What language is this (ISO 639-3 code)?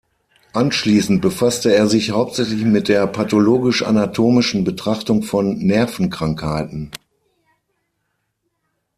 deu